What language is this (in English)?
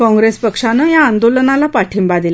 Marathi